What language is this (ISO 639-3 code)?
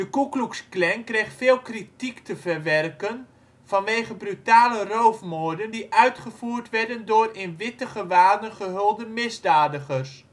nld